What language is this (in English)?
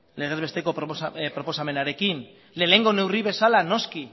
Basque